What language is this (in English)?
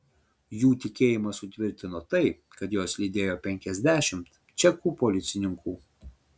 Lithuanian